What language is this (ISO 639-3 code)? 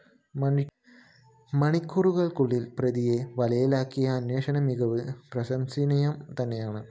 mal